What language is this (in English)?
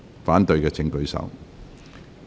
Cantonese